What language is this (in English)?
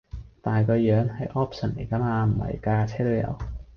Cantonese